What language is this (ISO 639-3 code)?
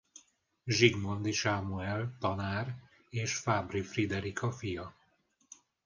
hun